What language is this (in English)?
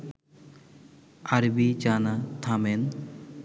Bangla